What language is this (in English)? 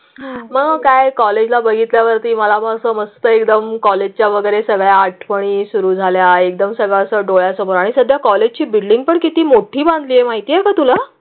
Marathi